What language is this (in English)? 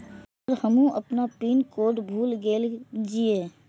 Maithili